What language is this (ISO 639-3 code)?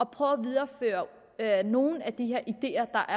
dan